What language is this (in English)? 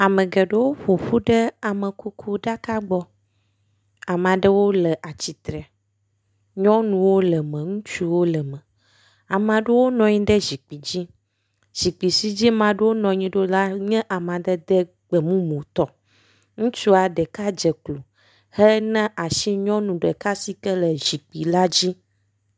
Ewe